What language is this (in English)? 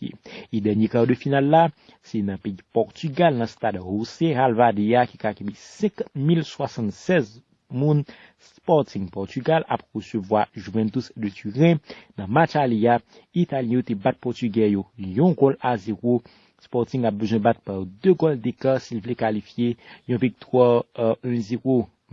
French